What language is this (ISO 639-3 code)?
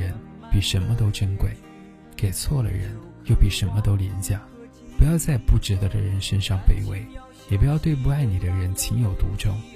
zho